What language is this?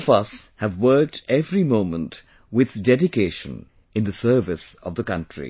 English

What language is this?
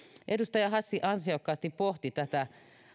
Finnish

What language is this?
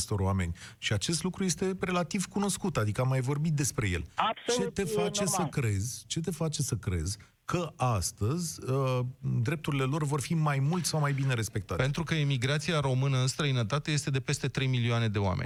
Romanian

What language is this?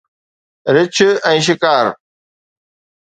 Sindhi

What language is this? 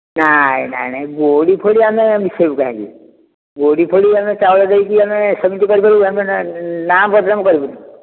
Odia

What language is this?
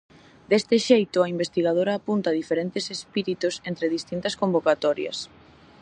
Galician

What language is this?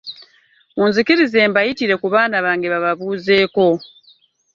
Ganda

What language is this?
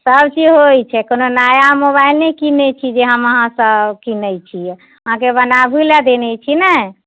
Maithili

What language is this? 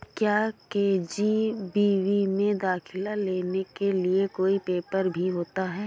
Hindi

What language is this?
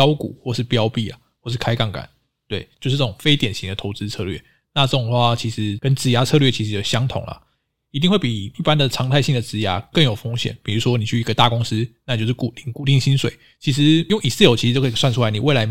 Chinese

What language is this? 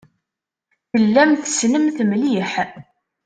Kabyle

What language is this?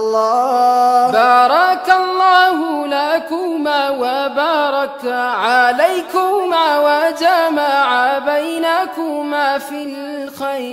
Arabic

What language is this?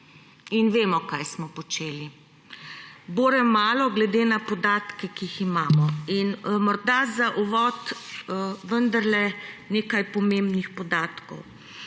Slovenian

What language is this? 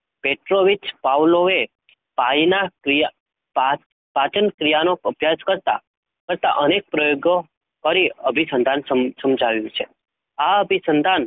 Gujarati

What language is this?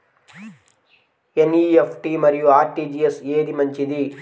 Telugu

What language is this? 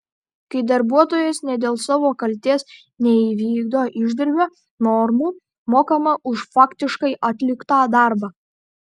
Lithuanian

